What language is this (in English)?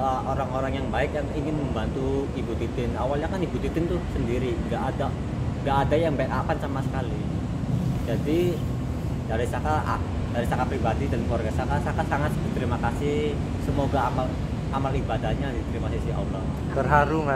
Indonesian